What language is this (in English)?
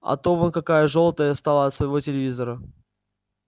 Russian